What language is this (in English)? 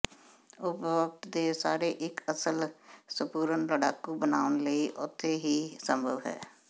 Punjabi